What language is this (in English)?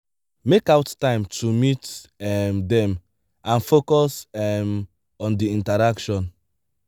Nigerian Pidgin